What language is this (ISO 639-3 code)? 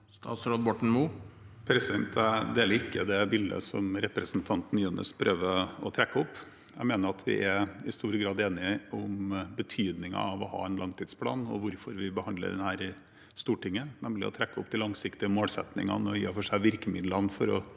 nor